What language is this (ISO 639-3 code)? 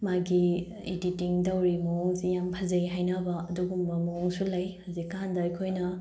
mni